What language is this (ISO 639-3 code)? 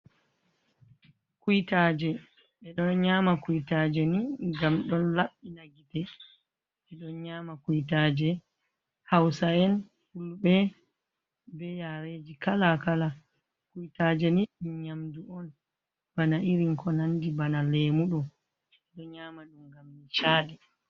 ful